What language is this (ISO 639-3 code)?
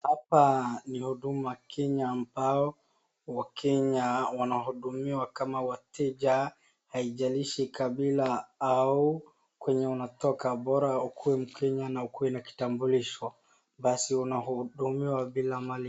swa